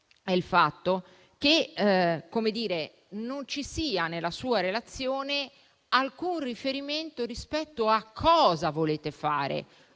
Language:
Italian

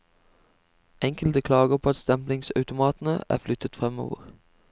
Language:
Norwegian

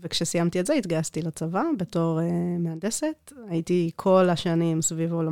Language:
Hebrew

